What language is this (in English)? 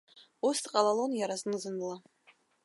Abkhazian